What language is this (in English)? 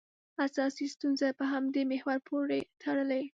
Pashto